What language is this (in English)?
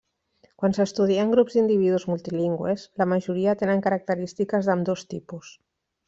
Catalan